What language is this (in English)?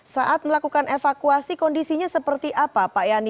Indonesian